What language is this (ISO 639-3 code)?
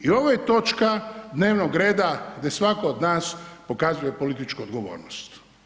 hrv